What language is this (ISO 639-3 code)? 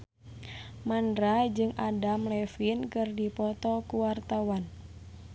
sun